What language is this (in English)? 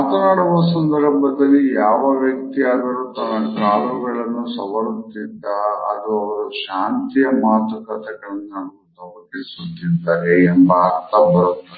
Kannada